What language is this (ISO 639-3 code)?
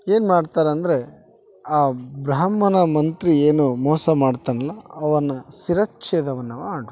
kan